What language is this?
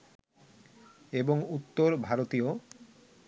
Bangla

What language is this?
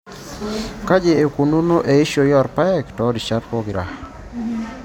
Masai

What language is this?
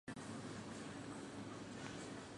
Chinese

